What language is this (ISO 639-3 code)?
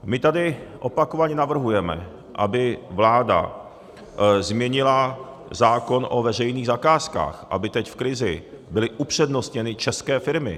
ces